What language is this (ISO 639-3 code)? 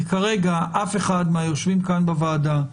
heb